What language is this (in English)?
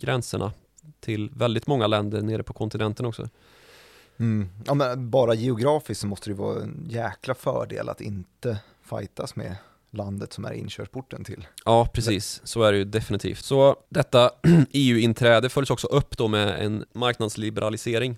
Swedish